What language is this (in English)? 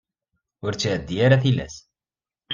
Kabyle